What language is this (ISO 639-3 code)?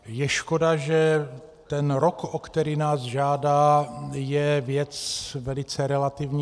ces